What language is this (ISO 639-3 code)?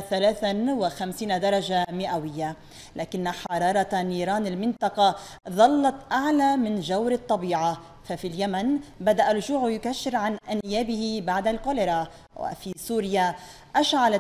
ara